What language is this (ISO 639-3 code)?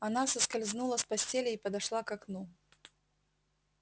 rus